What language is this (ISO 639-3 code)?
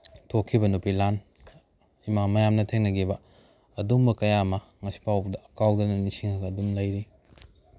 mni